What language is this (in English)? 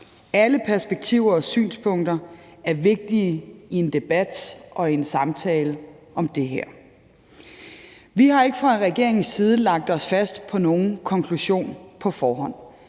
Danish